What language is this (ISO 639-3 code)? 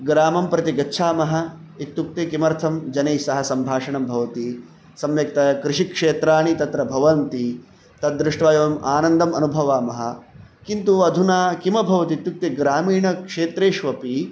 san